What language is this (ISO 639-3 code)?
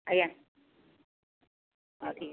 ori